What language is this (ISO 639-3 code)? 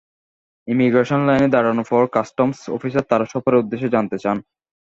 ben